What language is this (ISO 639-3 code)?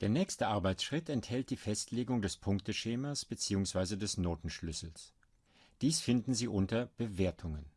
deu